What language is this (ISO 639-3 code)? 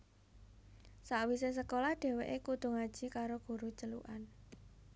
jav